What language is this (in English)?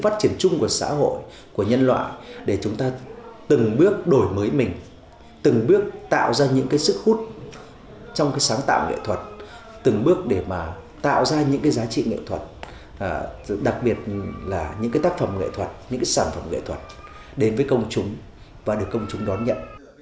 Vietnamese